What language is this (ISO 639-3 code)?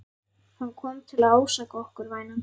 isl